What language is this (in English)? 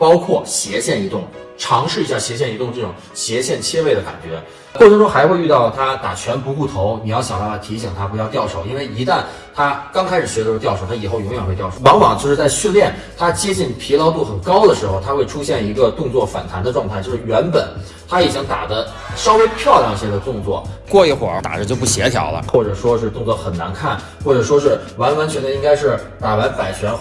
Chinese